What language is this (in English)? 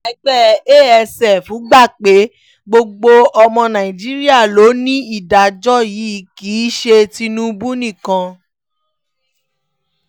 Yoruba